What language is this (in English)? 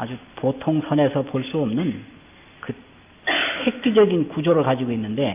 Korean